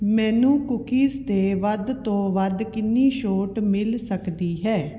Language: Punjabi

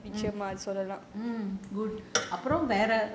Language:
English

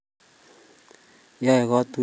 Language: Kalenjin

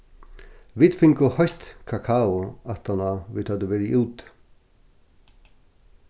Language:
Faroese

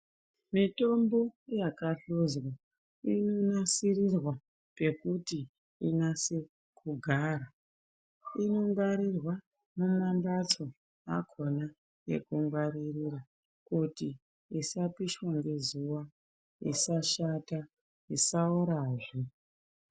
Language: Ndau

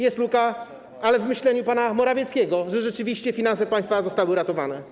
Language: Polish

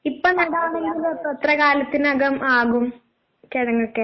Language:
Malayalam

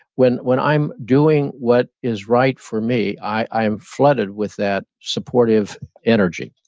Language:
English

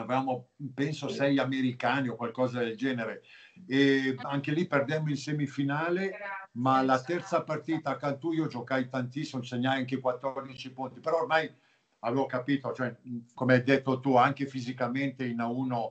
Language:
Italian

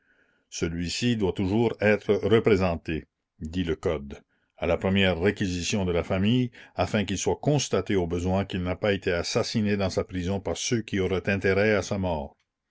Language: French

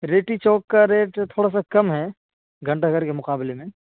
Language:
Urdu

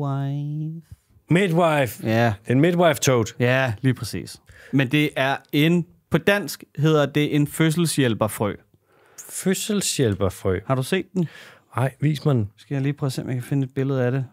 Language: Danish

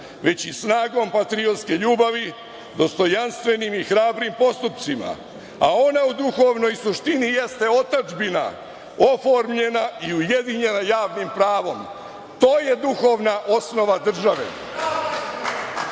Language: Serbian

